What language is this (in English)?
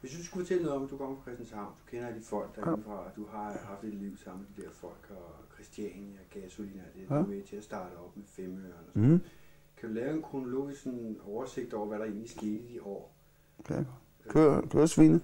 Danish